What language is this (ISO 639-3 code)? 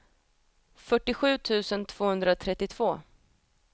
swe